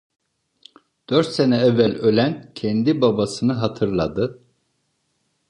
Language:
Turkish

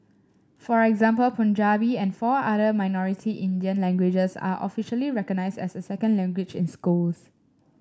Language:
English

